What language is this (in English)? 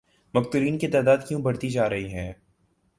Urdu